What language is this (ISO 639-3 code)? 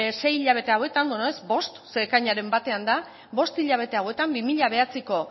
eus